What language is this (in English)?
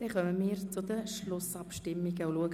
Swiss German